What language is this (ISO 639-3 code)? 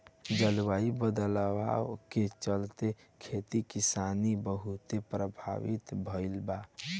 bho